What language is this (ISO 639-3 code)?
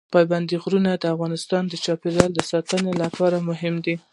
pus